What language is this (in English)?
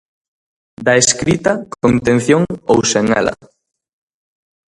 Galician